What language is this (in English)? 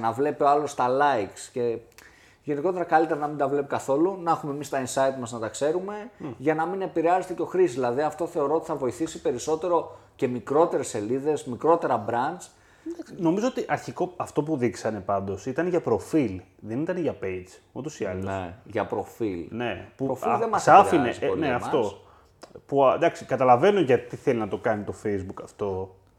Greek